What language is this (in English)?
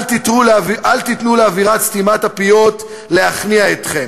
Hebrew